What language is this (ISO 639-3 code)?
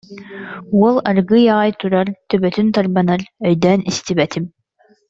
sah